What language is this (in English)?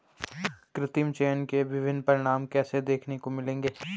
Hindi